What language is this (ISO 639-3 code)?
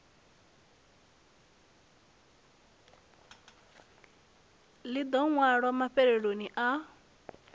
ven